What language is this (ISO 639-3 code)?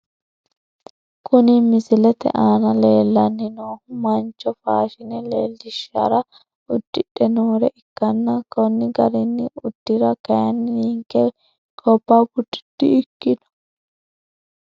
sid